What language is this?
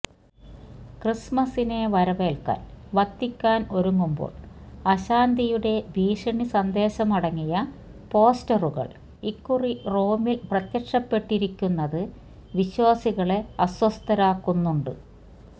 Malayalam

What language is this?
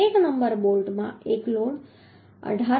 Gujarati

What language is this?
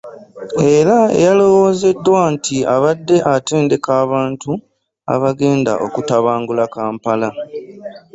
Ganda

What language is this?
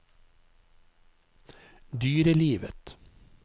Norwegian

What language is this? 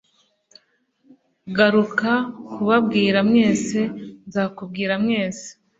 Kinyarwanda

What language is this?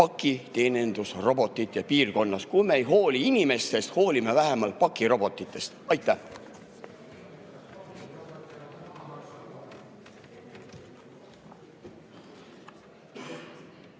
Estonian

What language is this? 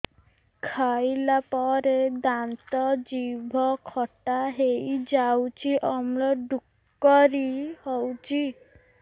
Odia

